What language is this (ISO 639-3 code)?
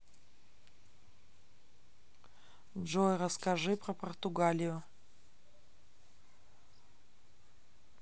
rus